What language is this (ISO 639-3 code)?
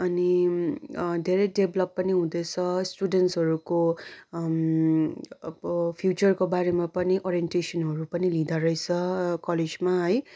nep